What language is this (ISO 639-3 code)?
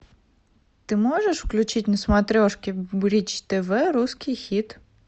rus